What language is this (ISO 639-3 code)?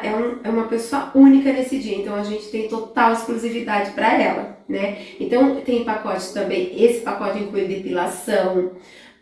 por